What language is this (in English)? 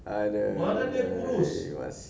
English